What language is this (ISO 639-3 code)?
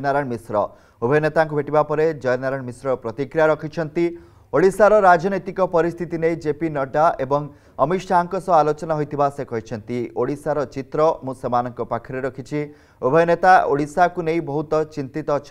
hin